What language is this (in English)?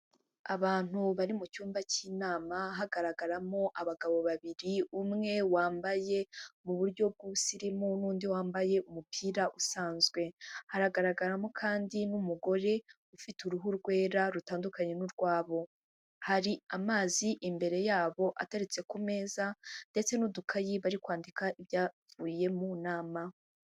Kinyarwanda